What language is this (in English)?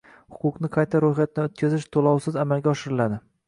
Uzbek